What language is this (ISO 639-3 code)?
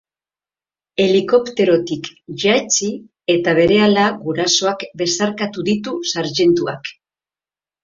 eus